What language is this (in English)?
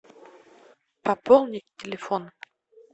Russian